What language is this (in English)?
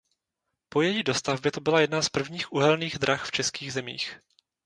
Czech